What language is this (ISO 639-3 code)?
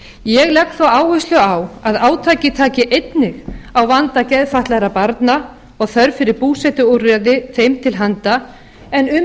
isl